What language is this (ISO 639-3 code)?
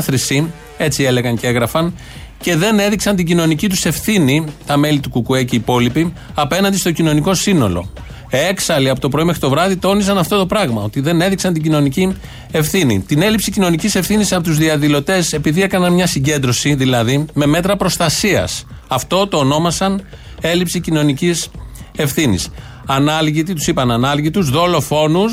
ell